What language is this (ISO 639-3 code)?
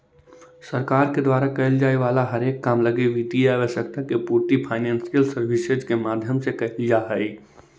mag